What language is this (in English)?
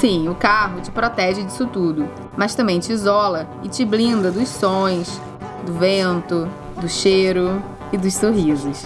Portuguese